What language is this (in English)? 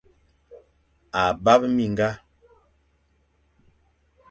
Fang